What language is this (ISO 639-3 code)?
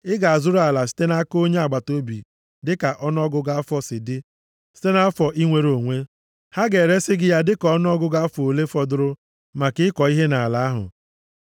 ibo